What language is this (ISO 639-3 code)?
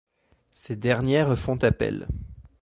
fra